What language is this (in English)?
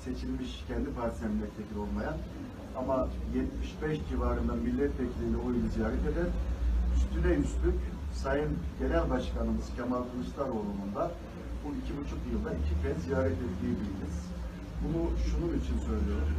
Turkish